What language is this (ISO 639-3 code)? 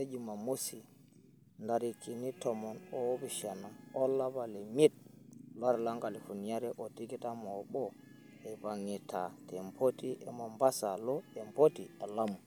mas